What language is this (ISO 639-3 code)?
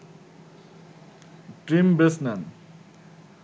ben